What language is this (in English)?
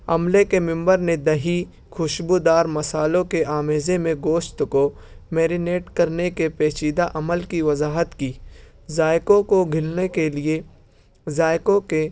Urdu